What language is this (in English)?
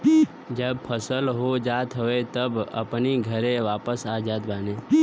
Bhojpuri